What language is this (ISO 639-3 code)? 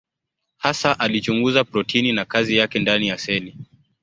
swa